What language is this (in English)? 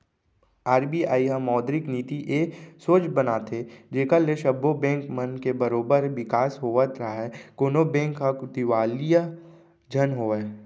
Chhattisgarhi